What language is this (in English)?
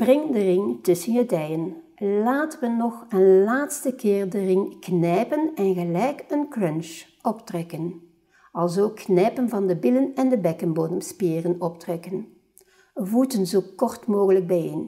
Dutch